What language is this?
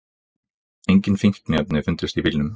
Icelandic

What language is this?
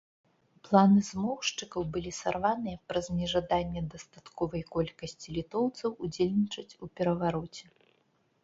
Belarusian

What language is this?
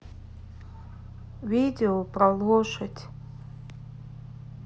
Russian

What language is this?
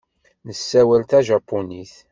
Kabyle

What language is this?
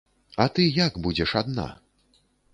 Belarusian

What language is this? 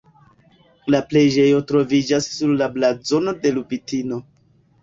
Esperanto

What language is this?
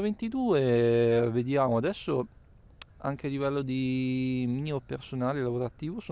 Italian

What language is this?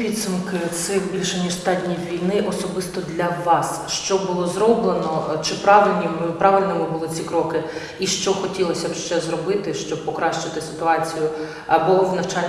Ukrainian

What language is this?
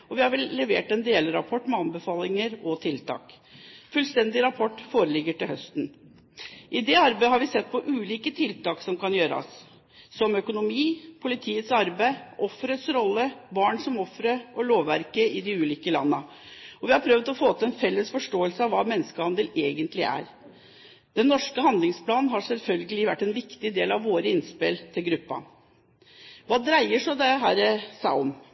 Norwegian Bokmål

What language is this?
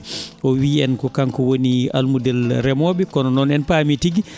Fula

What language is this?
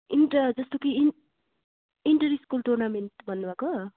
Nepali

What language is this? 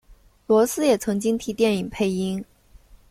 Chinese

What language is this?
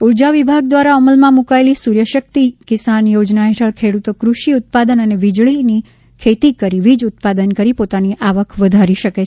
Gujarati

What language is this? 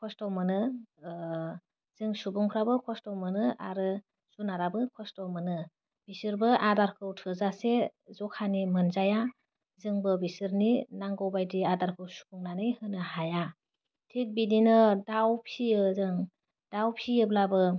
Bodo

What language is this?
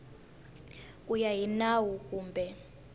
Tsonga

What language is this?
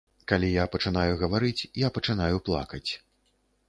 Belarusian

